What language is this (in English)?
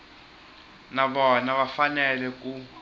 Tsonga